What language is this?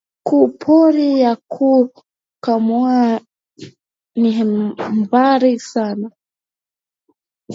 Swahili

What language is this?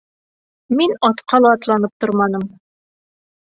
Bashkir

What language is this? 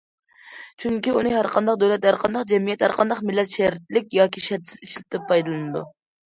Uyghur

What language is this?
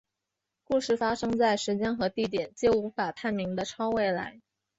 Chinese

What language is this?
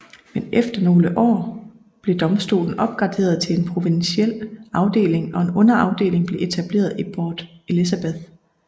Danish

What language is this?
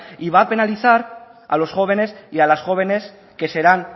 Spanish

